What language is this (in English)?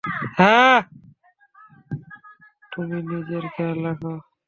Bangla